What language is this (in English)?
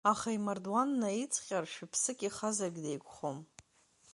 Abkhazian